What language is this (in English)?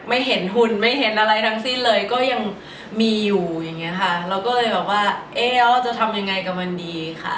Thai